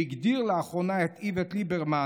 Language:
Hebrew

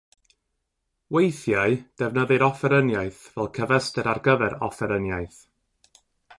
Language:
Welsh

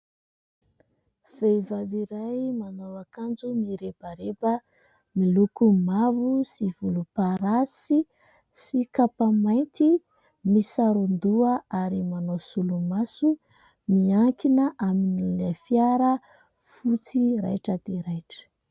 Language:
Malagasy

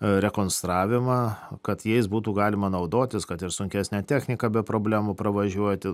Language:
Lithuanian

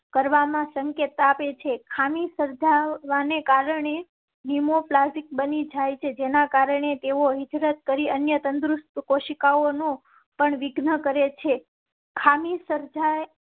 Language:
Gujarati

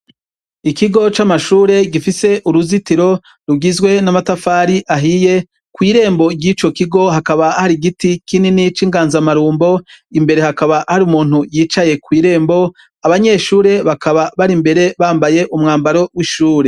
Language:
Rundi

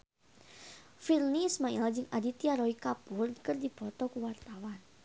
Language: Sundanese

